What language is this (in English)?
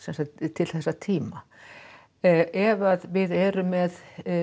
Icelandic